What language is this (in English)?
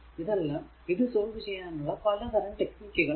Malayalam